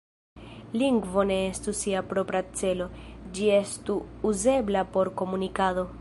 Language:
Esperanto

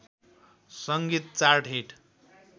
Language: Nepali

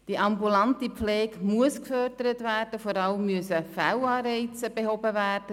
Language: Swiss German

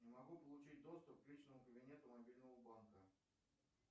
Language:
Russian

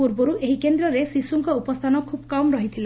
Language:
Odia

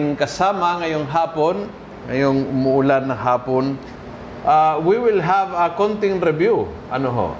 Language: Filipino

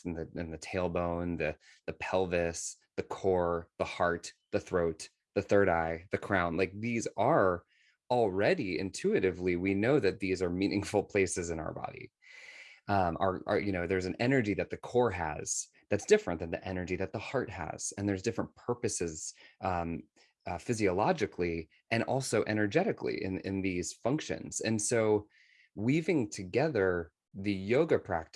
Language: English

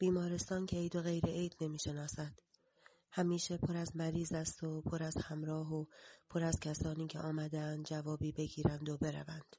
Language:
Persian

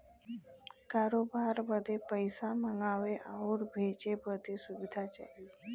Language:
Bhojpuri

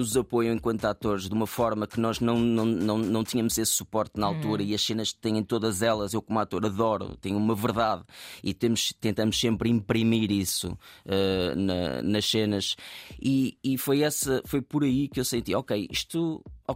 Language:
Portuguese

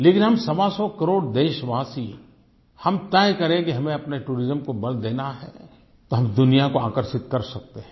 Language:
Hindi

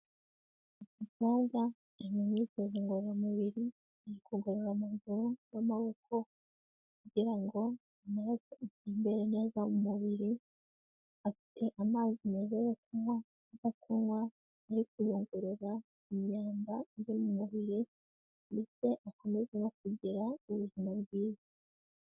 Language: Kinyarwanda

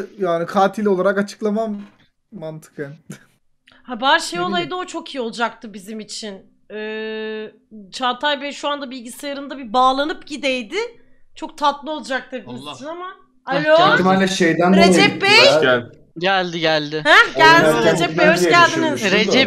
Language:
Turkish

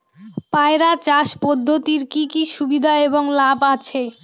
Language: Bangla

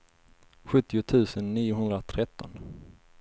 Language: Swedish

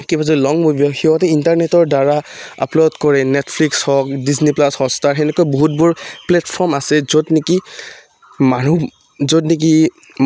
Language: Assamese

